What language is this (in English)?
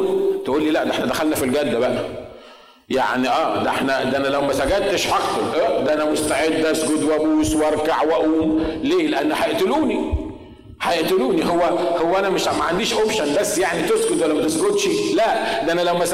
Arabic